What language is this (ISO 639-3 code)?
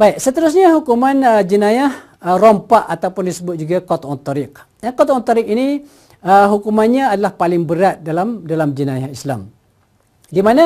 msa